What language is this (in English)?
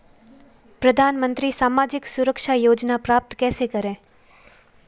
Hindi